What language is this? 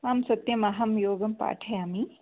Sanskrit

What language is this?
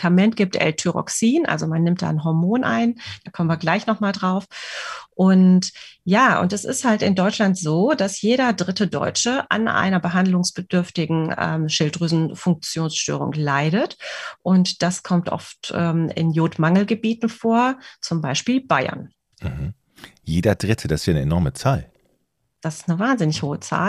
German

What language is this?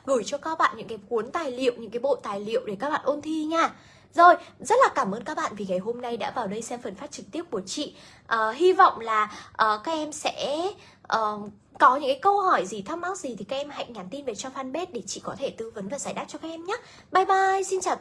Vietnamese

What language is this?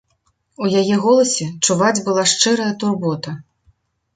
Belarusian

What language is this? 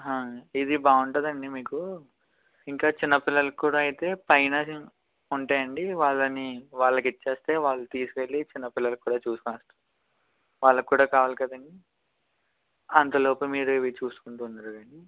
Telugu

